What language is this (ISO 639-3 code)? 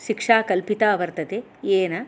san